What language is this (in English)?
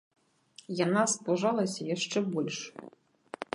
Belarusian